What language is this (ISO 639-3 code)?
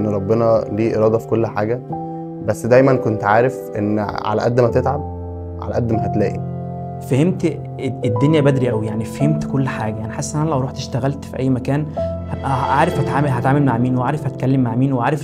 ara